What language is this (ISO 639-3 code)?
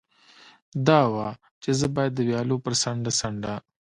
pus